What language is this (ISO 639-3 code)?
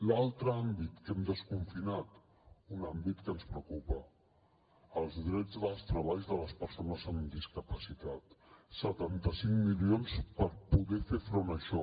cat